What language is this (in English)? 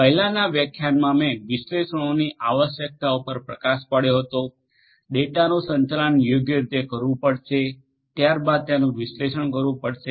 Gujarati